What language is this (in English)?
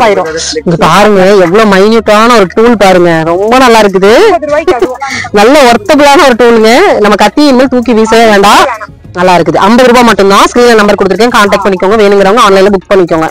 Romanian